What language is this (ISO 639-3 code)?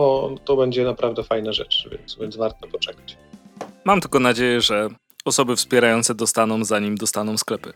pol